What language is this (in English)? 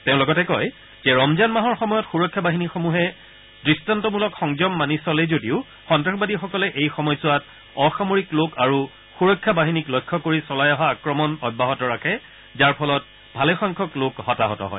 Assamese